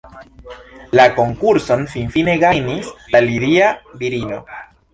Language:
Esperanto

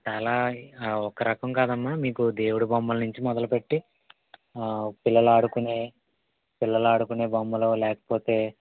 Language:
Telugu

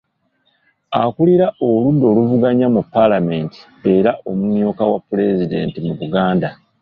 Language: Ganda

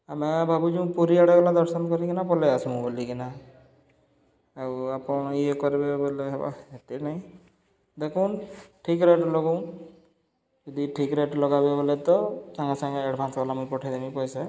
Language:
Odia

